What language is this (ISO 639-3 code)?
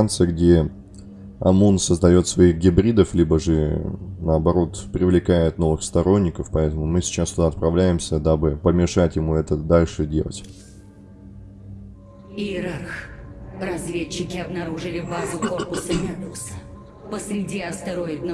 rus